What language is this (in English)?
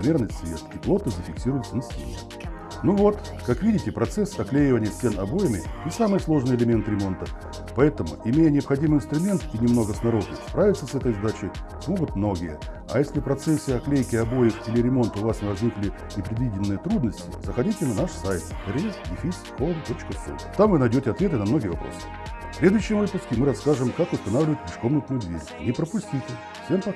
Russian